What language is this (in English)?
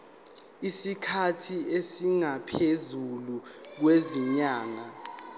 Zulu